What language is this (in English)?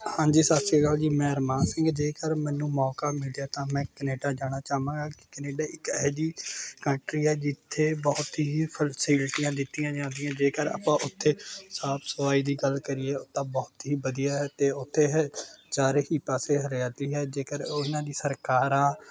Punjabi